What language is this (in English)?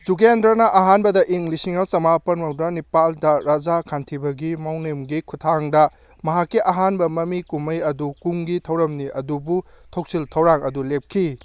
Manipuri